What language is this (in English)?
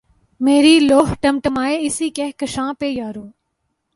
Urdu